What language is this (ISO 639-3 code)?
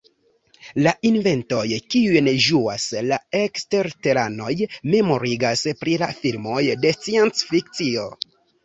epo